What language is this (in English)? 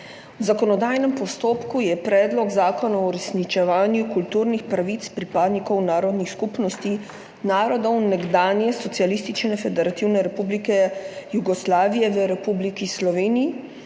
Slovenian